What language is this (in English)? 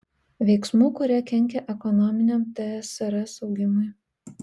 Lithuanian